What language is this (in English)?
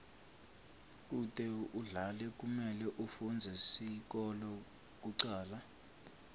Swati